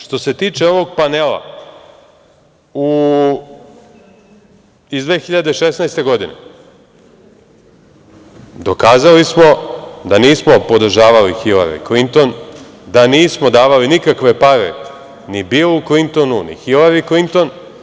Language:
Serbian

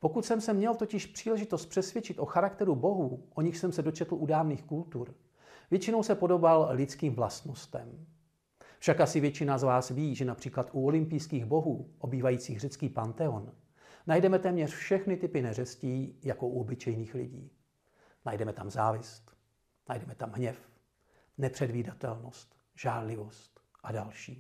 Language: Czech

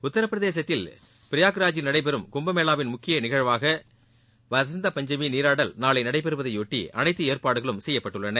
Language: Tamil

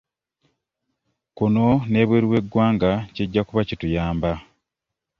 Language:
Ganda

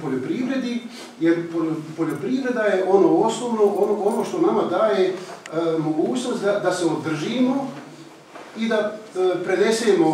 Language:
Greek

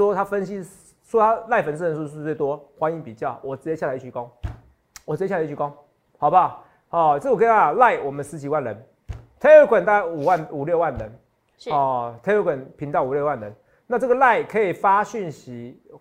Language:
Chinese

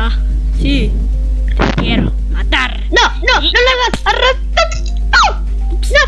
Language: Spanish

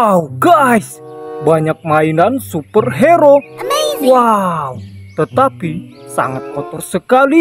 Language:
Indonesian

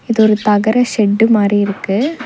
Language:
Tamil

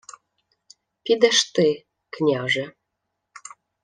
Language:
Ukrainian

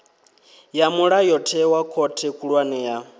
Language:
Venda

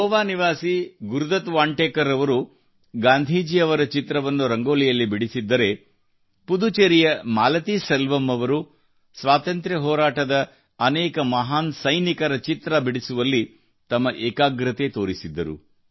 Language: Kannada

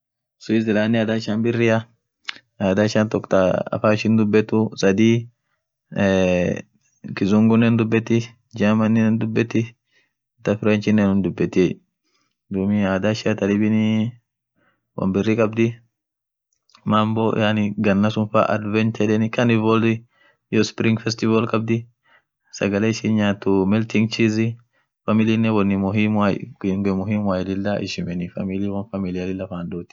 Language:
Orma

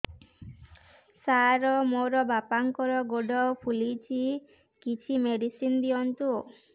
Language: Odia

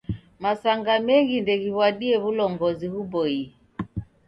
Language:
Taita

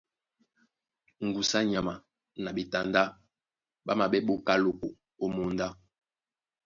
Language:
Duala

